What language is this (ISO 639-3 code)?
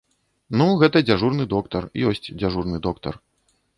bel